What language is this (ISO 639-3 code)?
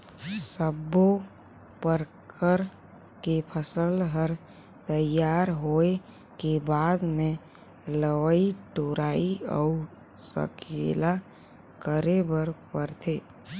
hne